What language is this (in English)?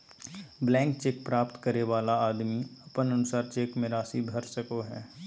Magahi